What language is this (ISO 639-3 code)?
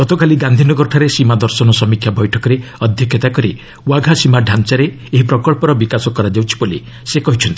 ori